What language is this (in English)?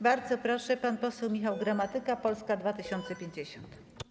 Polish